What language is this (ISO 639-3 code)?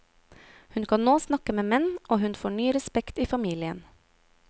nor